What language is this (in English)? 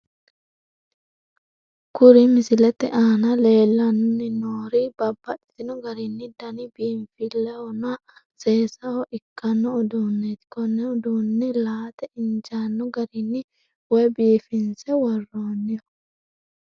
Sidamo